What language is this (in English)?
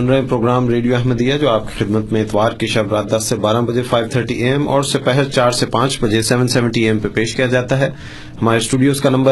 Urdu